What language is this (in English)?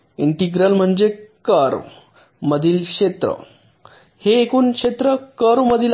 Marathi